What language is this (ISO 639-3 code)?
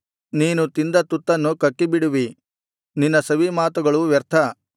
kan